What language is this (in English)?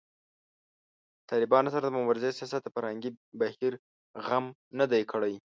Pashto